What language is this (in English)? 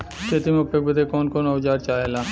Bhojpuri